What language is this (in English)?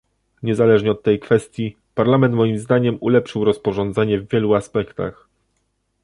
Polish